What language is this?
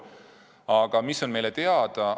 Estonian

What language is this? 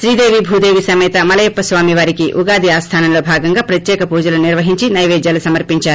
Telugu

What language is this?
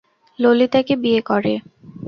Bangla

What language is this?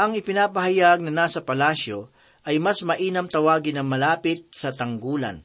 Filipino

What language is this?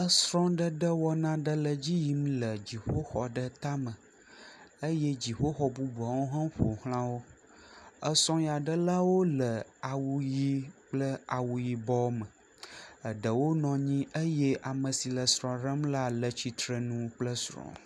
Ewe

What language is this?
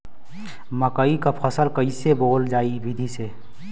Bhojpuri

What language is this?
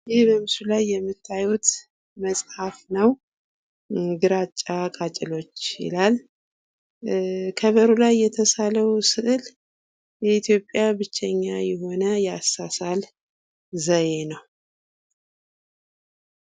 Amharic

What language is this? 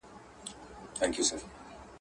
Pashto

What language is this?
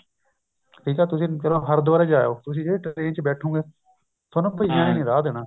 Punjabi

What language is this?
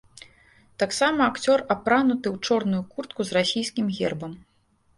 Belarusian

